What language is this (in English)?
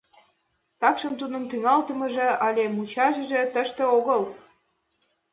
Mari